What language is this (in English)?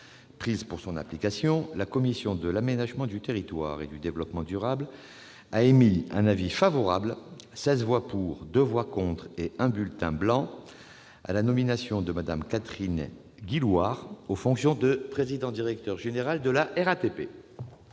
French